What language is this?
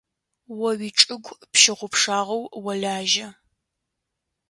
Adyghe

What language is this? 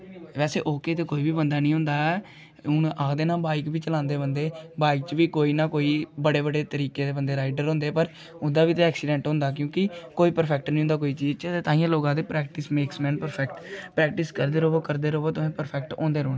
Dogri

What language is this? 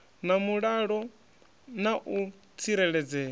Venda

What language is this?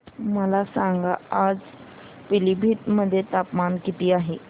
Marathi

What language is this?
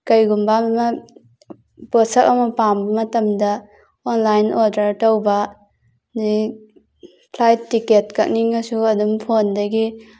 Manipuri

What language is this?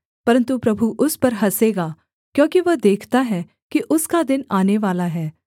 Hindi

